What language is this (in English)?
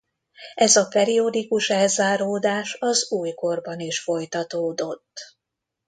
Hungarian